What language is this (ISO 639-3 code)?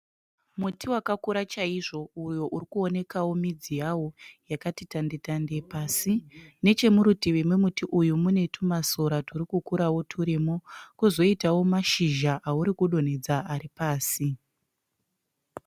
sna